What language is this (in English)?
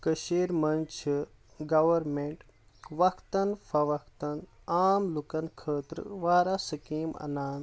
Kashmiri